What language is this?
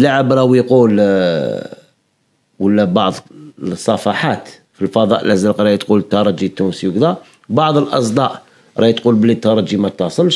Arabic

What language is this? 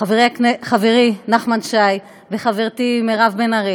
Hebrew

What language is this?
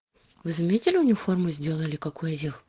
Russian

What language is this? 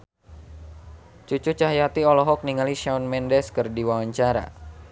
Sundanese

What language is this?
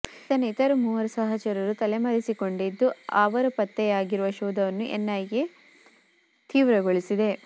Kannada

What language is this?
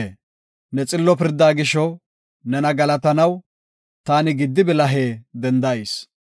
Gofa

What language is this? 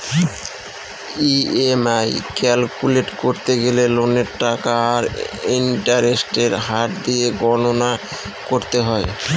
Bangla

